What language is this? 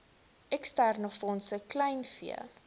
Afrikaans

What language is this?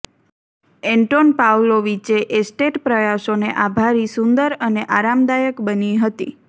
Gujarati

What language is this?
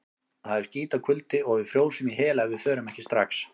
Icelandic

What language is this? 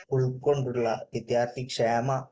Malayalam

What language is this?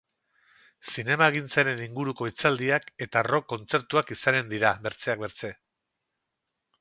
Basque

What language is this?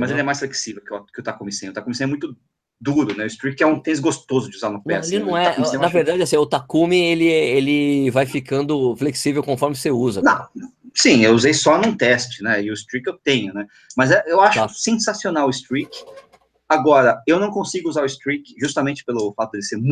Portuguese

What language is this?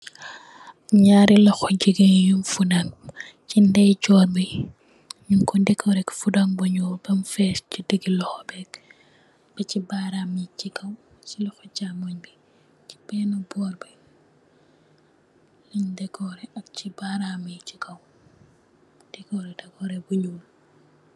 Wolof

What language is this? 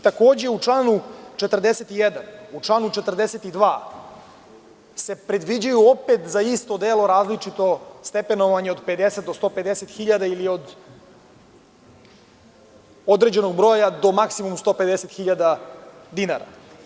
Serbian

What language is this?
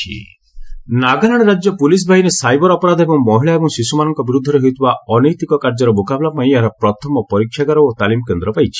Odia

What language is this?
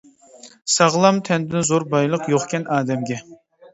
Uyghur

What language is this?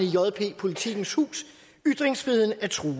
Danish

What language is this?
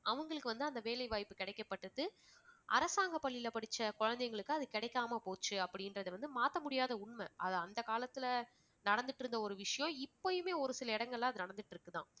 Tamil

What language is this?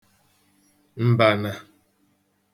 Igbo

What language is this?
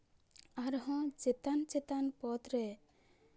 Santali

